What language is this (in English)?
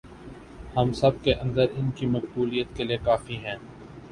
Urdu